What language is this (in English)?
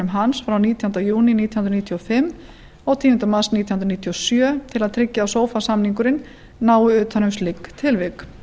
Icelandic